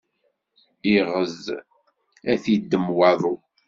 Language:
Kabyle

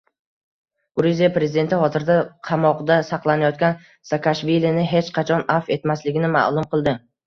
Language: Uzbek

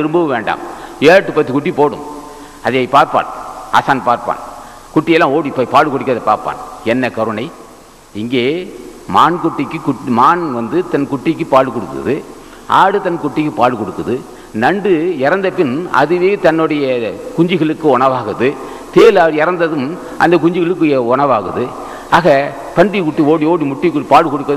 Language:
Tamil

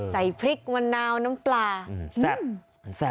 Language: Thai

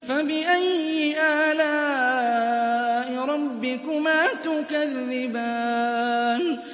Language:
Arabic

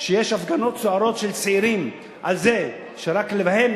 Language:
Hebrew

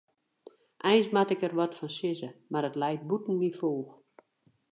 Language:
Western Frisian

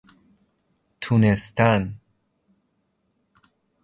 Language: Persian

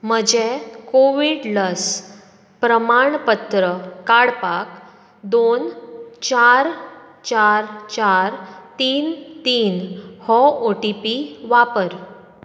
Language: Konkani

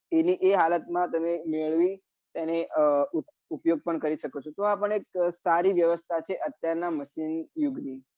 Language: Gujarati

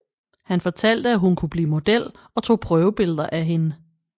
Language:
Danish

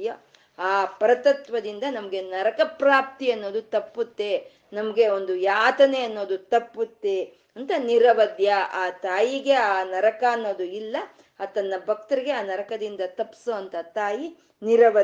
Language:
Kannada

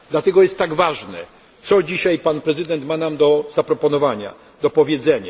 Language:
Polish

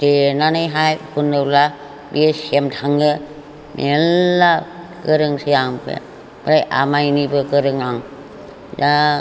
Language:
Bodo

